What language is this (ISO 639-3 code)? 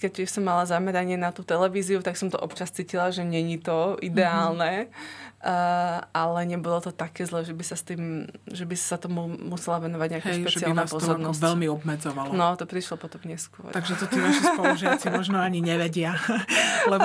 slk